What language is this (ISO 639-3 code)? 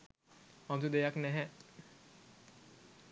sin